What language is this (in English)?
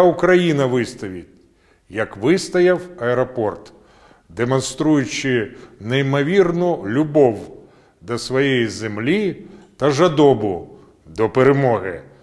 Ukrainian